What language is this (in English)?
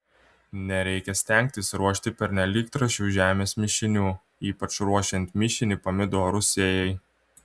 Lithuanian